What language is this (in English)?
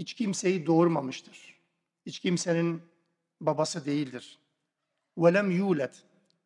Turkish